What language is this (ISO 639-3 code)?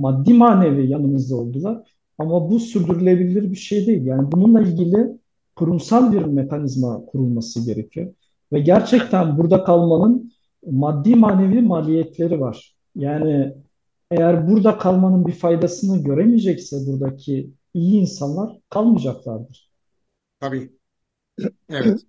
tur